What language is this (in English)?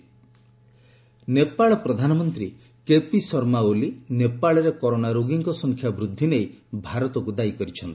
Odia